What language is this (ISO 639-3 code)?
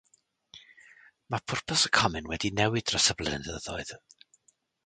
cym